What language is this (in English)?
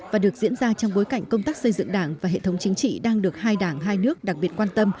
Vietnamese